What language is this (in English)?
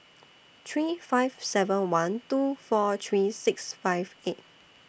English